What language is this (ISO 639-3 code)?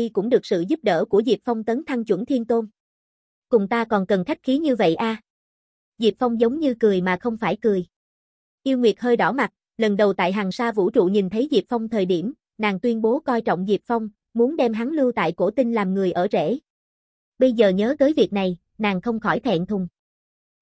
vie